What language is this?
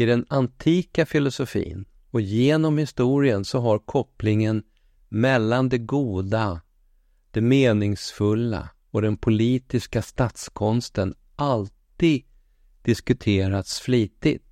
Swedish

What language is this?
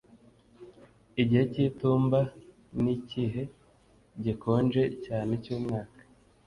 Kinyarwanda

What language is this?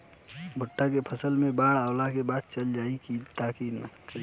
Bhojpuri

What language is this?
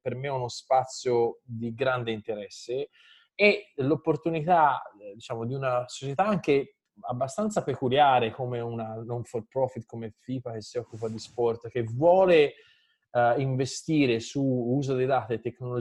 Italian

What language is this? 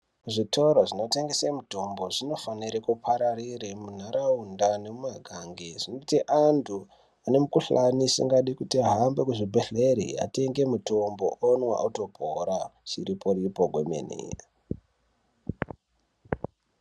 Ndau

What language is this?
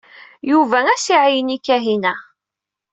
Kabyle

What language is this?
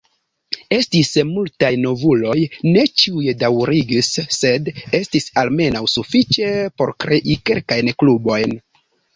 Esperanto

